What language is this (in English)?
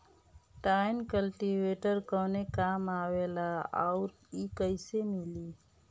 Bhojpuri